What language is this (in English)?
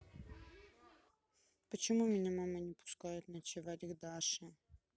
Russian